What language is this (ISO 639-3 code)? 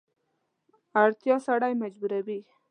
pus